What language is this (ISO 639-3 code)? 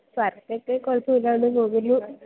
mal